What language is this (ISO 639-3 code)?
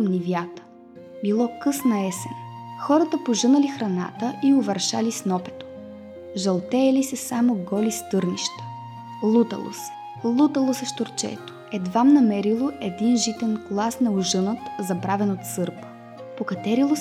bul